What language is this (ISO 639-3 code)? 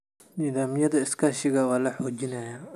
som